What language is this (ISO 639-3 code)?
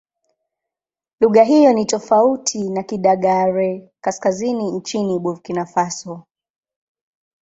swa